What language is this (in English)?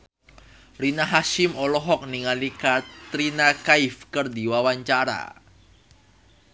Sundanese